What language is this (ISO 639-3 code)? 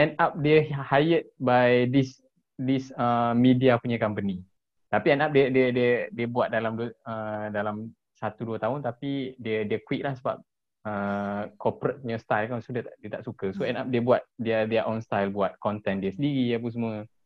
msa